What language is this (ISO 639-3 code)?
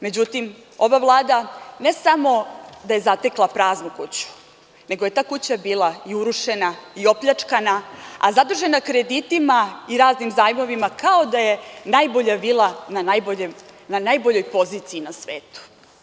srp